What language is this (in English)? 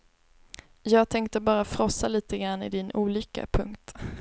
Swedish